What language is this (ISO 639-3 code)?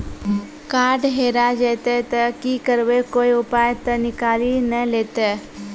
mai